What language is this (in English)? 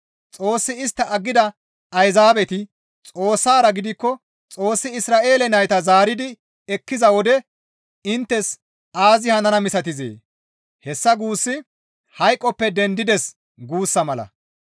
Gamo